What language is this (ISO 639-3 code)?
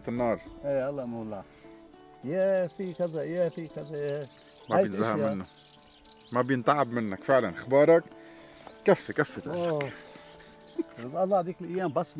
ara